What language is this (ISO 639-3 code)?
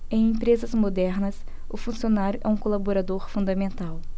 por